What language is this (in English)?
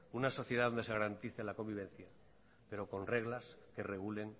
Spanish